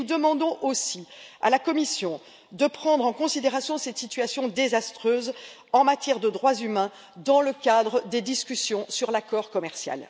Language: French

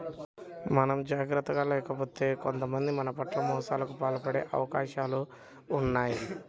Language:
Telugu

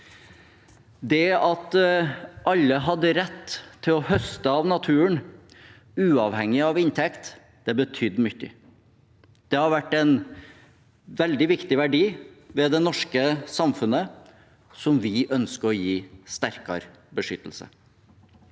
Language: Norwegian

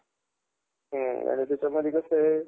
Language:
Marathi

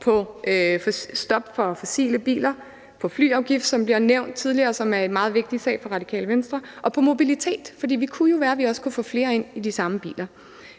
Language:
Danish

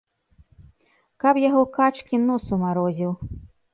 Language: Belarusian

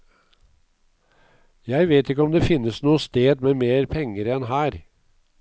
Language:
Norwegian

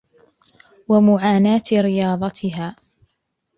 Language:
Arabic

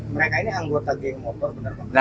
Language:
Indonesian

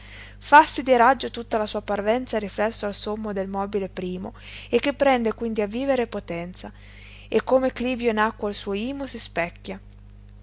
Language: Italian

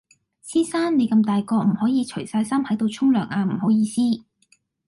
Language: Cantonese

